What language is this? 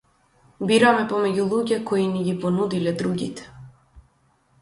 Macedonian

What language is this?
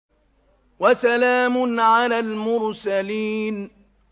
Arabic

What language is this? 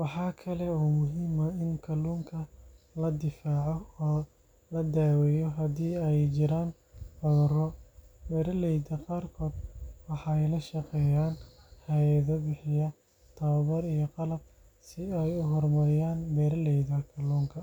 Somali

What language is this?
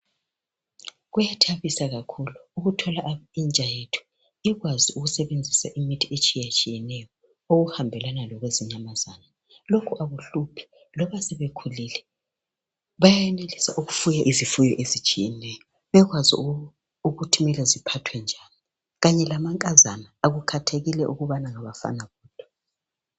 North Ndebele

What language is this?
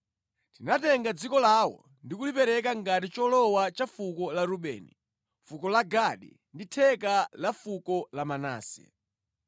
Nyanja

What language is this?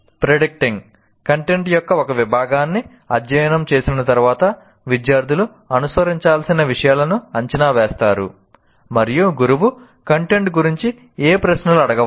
Telugu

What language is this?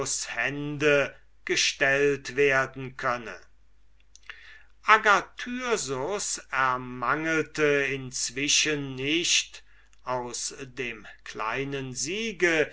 German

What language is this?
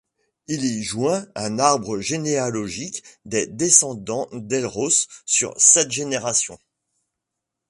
French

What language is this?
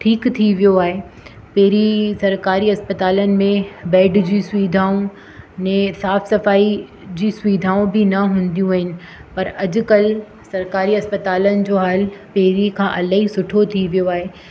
Sindhi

